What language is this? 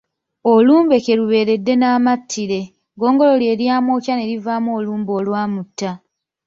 Ganda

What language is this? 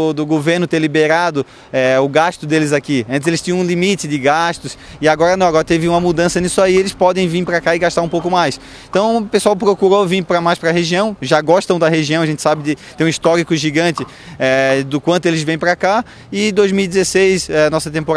Portuguese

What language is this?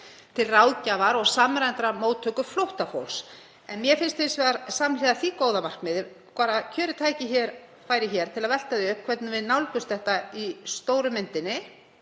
Icelandic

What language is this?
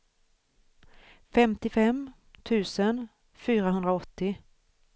Swedish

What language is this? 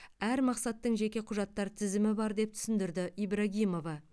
Kazakh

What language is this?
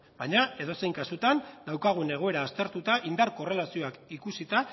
Basque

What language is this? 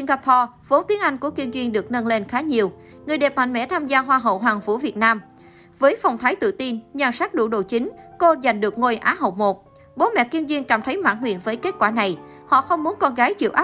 Vietnamese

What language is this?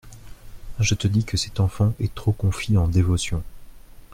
French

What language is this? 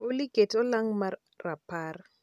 Luo (Kenya and Tanzania)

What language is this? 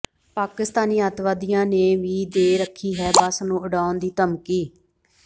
Punjabi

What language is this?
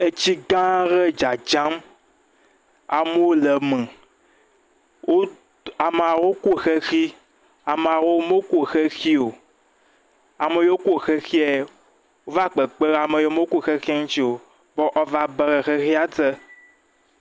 Ewe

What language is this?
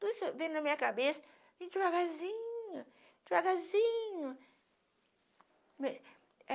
Portuguese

